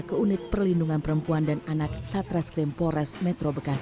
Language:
Indonesian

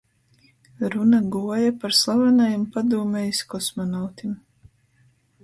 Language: Latgalian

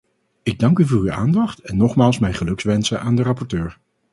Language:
Dutch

